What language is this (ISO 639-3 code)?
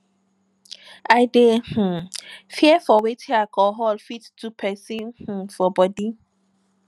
pcm